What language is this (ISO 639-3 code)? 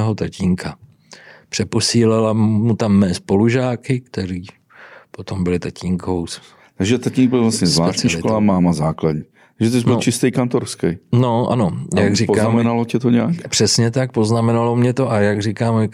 ces